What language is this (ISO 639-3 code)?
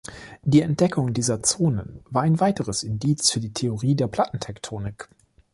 deu